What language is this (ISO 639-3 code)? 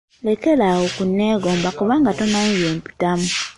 lug